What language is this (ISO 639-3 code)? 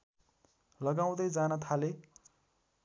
nep